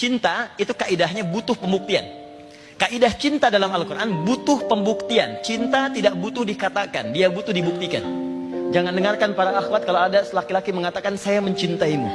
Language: Indonesian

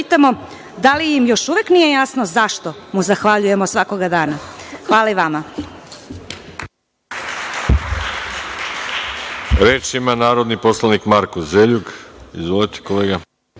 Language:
Serbian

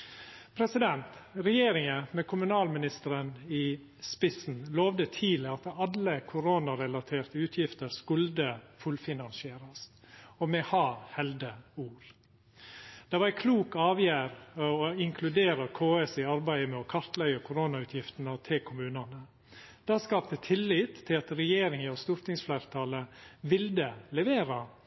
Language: Norwegian Nynorsk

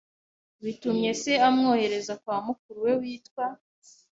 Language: Kinyarwanda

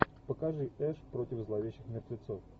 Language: Russian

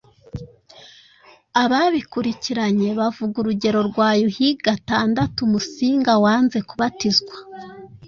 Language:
Kinyarwanda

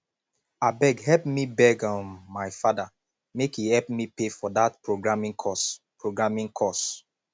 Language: Nigerian Pidgin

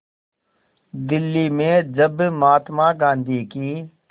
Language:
Hindi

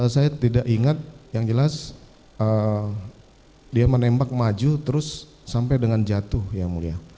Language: Indonesian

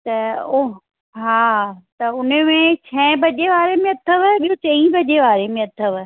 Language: Sindhi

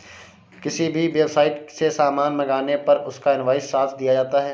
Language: Hindi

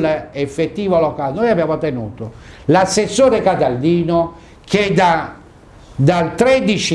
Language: Italian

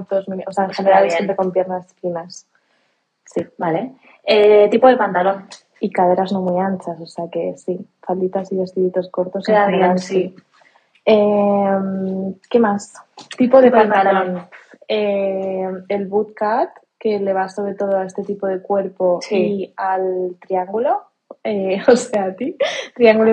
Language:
Spanish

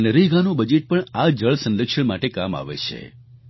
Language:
Gujarati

